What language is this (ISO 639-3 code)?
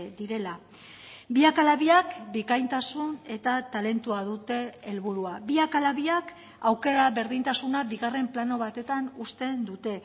eus